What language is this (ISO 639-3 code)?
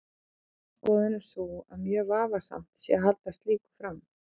isl